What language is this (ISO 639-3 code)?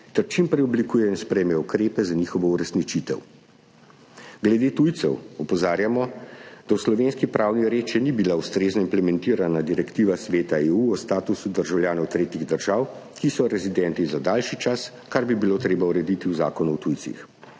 slv